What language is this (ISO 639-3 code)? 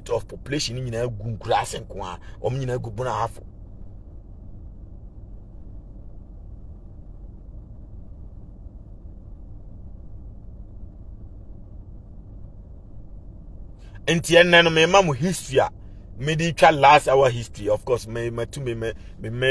eng